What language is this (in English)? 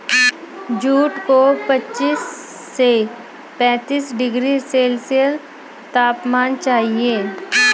Hindi